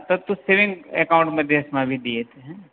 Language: Sanskrit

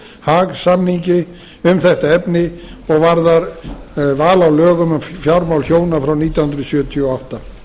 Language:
Icelandic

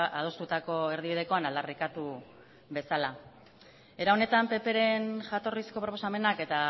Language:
Basque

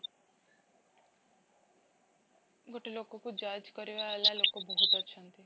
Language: Odia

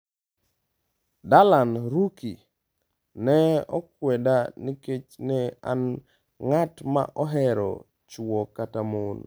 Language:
Luo (Kenya and Tanzania)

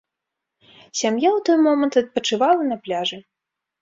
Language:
Belarusian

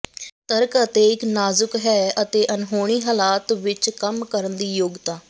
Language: Punjabi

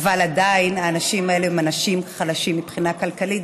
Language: Hebrew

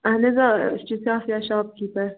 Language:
Kashmiri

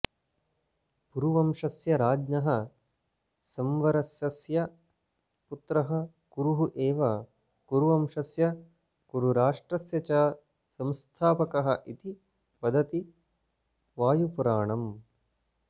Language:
Sanskrit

